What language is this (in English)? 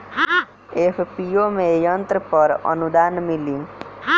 Bhojpuri